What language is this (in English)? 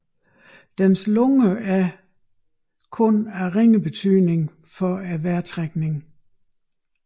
Danish